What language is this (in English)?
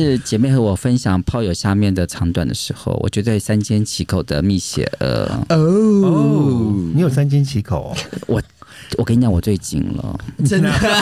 Chinese